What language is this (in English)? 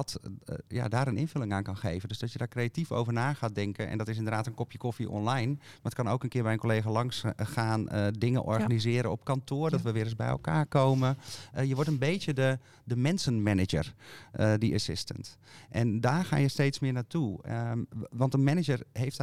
Dutch